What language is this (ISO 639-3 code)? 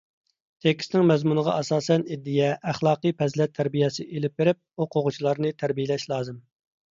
uig